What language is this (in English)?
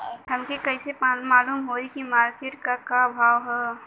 Bhojpuri